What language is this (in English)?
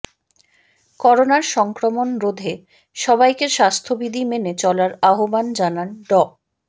Bangla